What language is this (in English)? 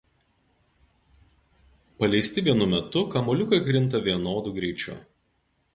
Lithuanian